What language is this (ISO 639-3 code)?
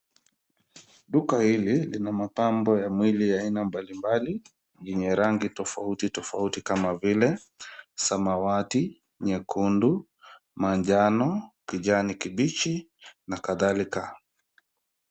swa